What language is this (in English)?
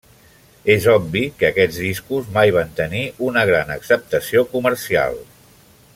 Catalan